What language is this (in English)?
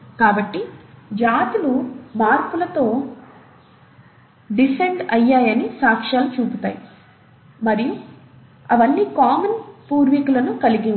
Telugu